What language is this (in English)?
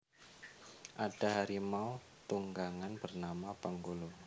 Javanese